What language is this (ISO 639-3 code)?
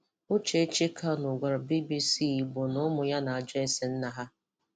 ibo